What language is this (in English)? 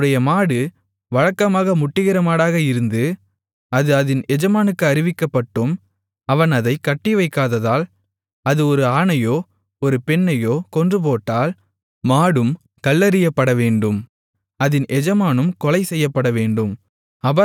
Tamil